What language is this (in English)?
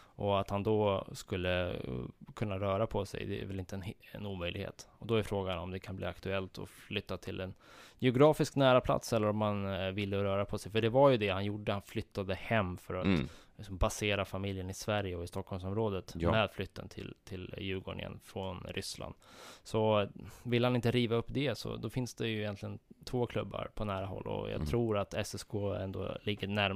Swedish